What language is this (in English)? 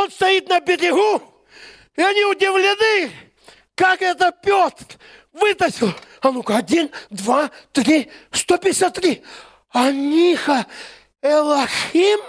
Russian